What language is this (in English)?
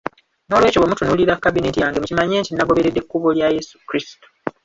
Ganda